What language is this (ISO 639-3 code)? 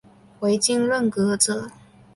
zho